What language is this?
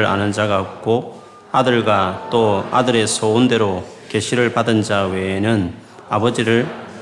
Korean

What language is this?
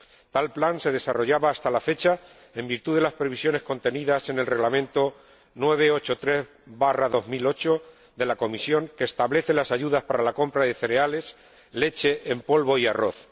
Spanish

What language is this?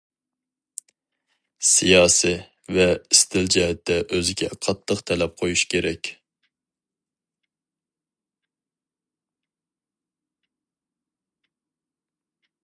Uyghur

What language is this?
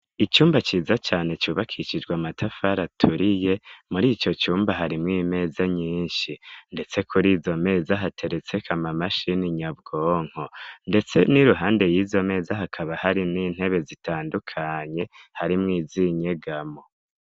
Rundi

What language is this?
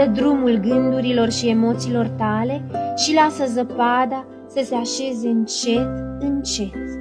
Romanian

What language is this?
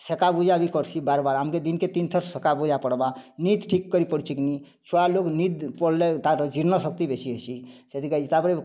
Odia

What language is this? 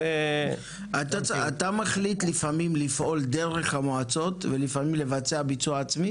Hebrew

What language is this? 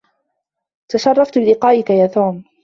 Arabic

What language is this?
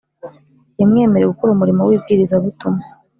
Kinyarwanda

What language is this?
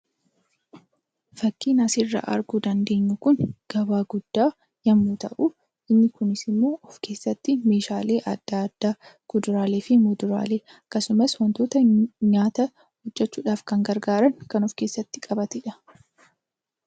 Oromo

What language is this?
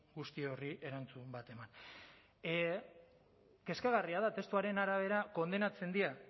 Basque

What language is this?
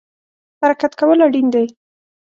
Pashto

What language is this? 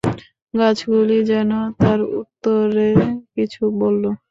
Bangla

